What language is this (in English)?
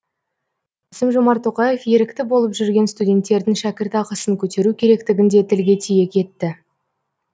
Kazakh